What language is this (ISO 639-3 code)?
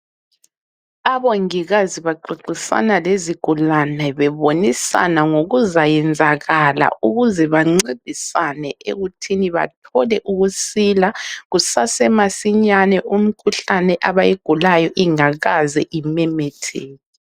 nde